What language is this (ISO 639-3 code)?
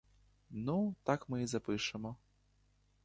ukr